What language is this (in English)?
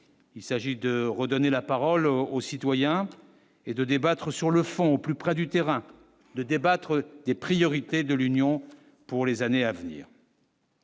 French